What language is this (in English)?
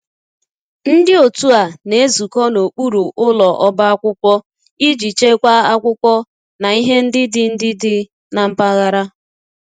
Igbo